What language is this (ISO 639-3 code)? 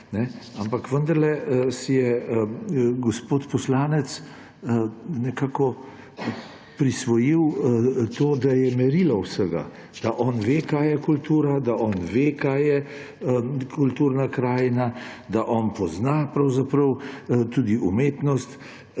slv